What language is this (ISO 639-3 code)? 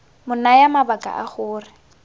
tsn